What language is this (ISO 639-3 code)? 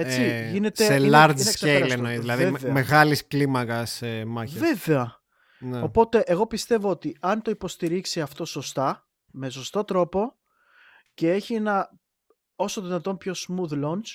ell